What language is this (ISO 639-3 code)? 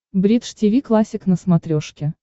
rus